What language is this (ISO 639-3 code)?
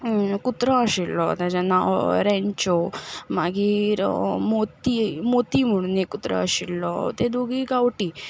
kok